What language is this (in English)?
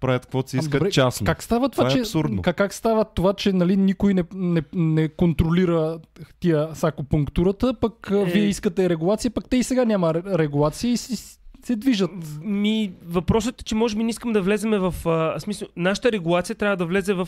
Bulgarian